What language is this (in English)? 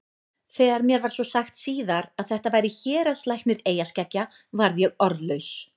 Icelandic